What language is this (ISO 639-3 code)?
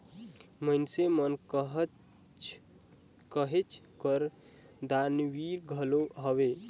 hne